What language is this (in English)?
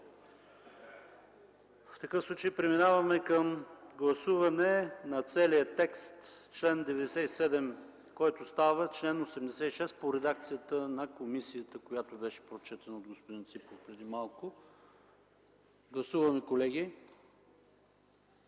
Bulgarian